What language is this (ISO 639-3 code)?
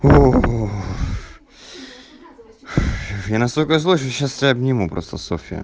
rus